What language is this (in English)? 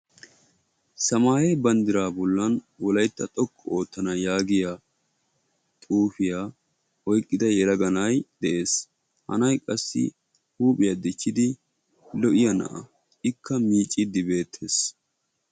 Wolaytta